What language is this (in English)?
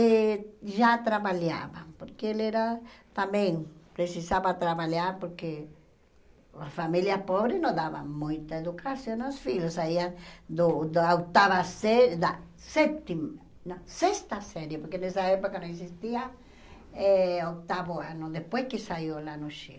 Portuguese